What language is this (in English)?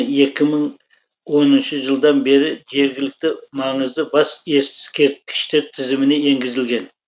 Kazakh